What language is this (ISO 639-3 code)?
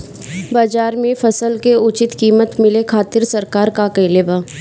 bho